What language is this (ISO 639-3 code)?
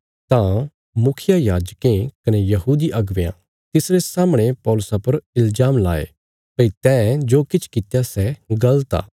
kfs